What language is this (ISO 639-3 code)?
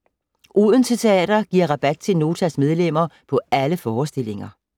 dan